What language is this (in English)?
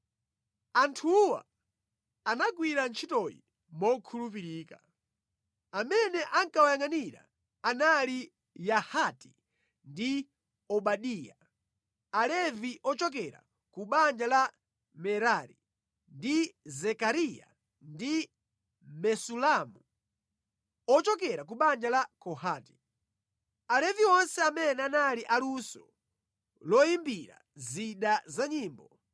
Nyanja